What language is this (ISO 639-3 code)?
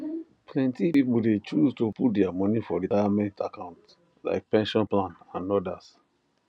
pcm